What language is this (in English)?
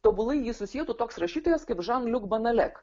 Lithuanian